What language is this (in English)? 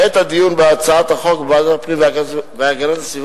Hebrew